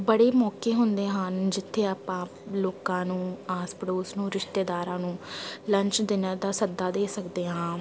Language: Punjabi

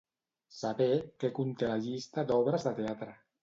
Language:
Catalan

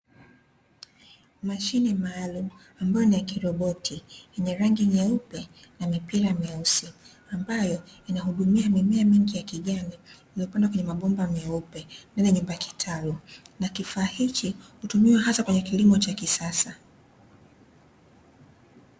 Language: Swahili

